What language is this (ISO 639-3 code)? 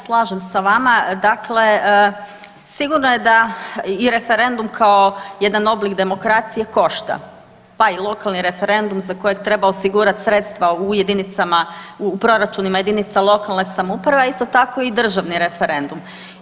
hrv